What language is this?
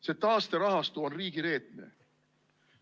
Estonian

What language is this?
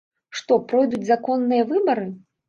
Belarusian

